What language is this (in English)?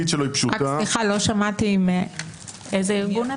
Hebrew